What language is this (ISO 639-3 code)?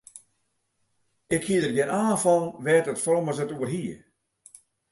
fry